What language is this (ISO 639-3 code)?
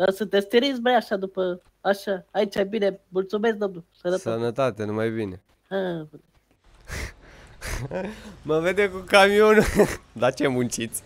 ron